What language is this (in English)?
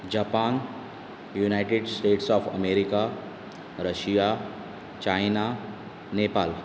Konkani